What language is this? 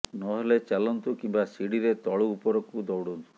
Odia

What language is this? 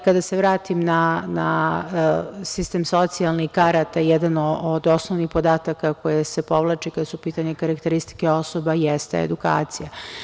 Serbian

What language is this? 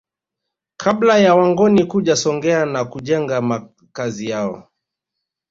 Swahili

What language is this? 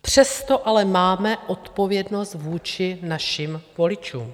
Czech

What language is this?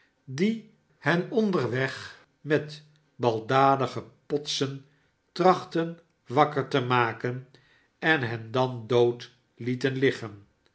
Dutch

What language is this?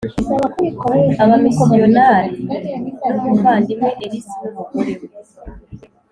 Kinyarwanda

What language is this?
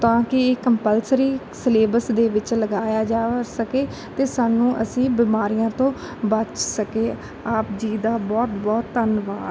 Punjabi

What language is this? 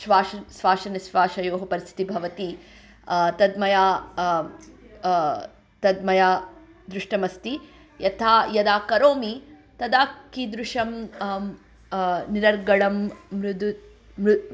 Sanskrit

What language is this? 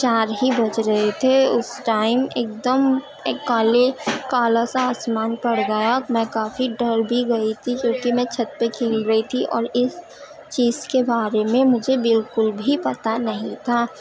Urdu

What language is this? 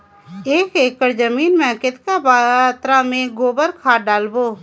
Chhattisgarhi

